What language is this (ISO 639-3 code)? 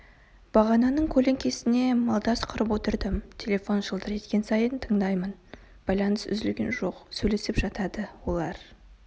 kaz